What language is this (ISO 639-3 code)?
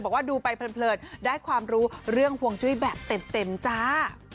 tha